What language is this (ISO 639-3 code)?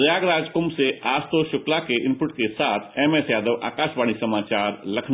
hin